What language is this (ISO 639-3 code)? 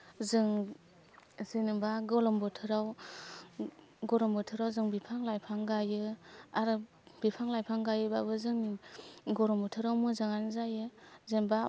brx